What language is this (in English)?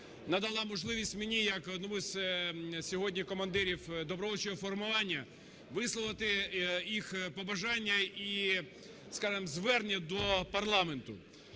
Ukrainian